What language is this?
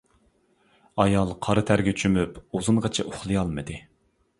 Uyghur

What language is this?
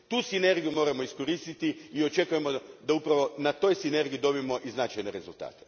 Croatian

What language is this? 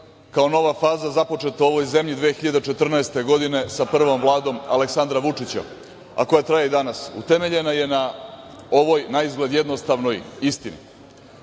Serbian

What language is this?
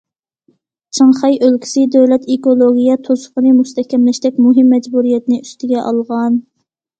Uyghur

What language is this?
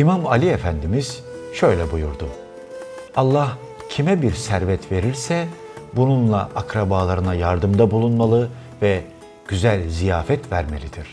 Turkish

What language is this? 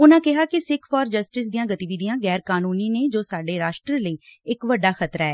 Punjabi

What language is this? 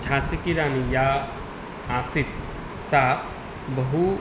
Sanskrit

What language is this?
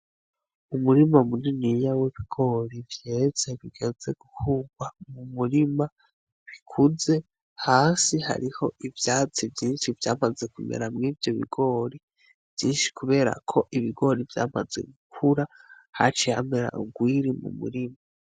Rundi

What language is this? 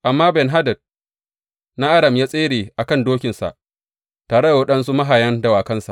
Hausa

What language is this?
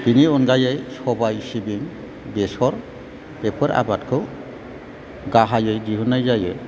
Bodo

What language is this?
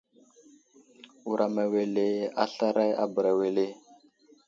Wuzlam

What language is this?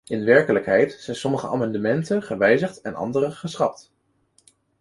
Dutch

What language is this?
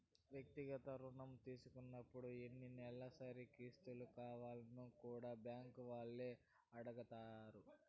Telugu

